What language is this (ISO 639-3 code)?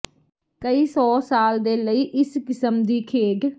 pan